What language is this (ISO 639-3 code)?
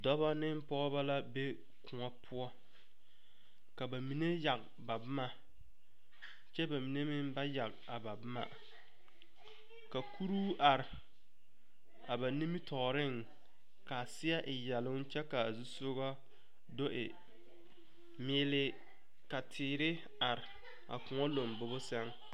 dga